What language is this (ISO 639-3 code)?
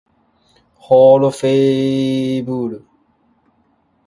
jpn